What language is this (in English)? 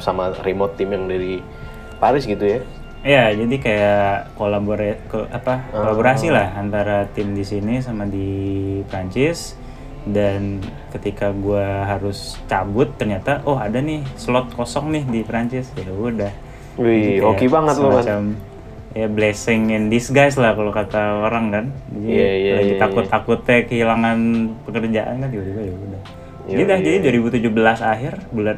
Indonesian